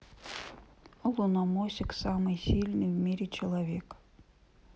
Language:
Russian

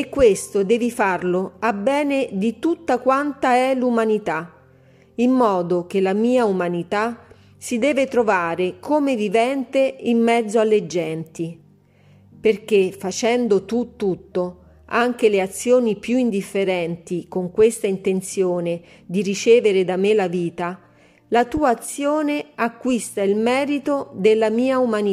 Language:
Italian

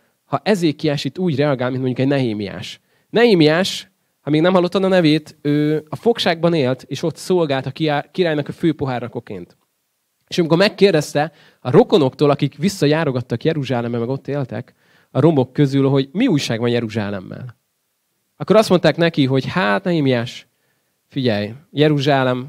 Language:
Hungarian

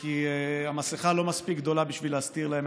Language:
Hebrew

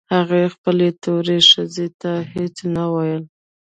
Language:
Pashto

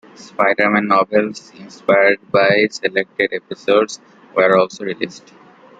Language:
English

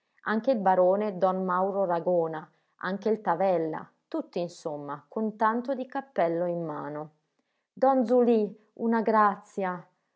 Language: Italian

